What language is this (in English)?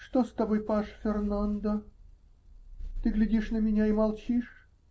Russian